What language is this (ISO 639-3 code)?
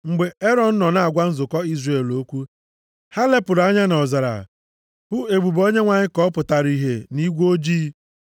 ibo